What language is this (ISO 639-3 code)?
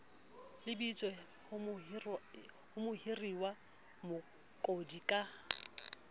sot